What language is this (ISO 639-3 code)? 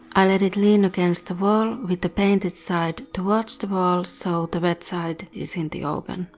eng